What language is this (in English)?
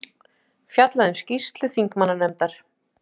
Icelandic